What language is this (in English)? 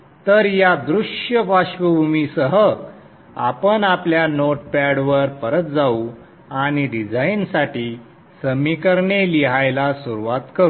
Marathi